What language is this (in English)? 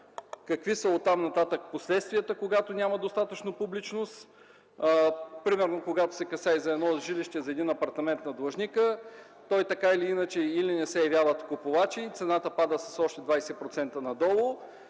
Bulgarian